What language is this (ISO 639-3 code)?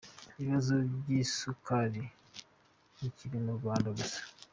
kin